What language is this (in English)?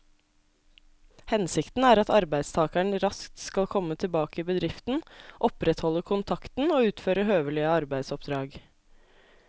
Norwegian